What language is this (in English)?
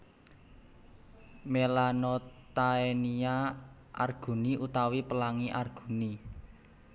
Javanese